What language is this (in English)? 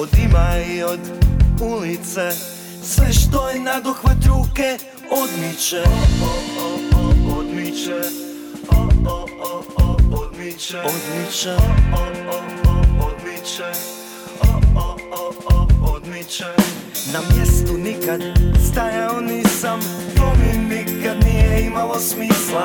Croatian